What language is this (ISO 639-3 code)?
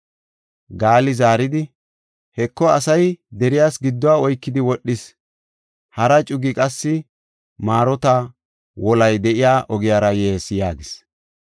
gof